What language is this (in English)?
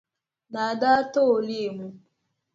Dagbani